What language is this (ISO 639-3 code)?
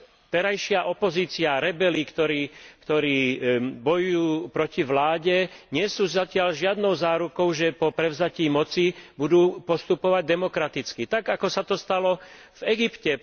slk